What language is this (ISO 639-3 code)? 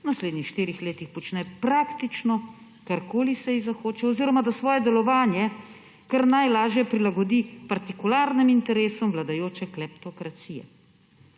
slv